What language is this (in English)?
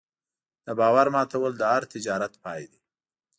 Pashto